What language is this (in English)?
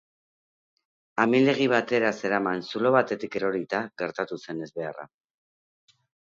Basque